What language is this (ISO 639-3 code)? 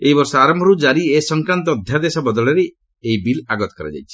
ori